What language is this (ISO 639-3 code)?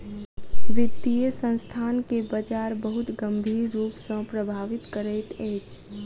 mai